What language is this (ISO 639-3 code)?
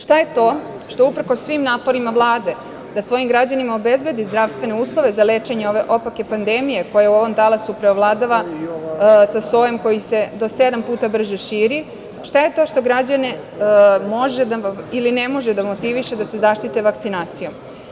srp